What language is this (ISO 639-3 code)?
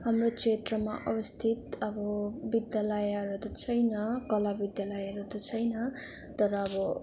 nep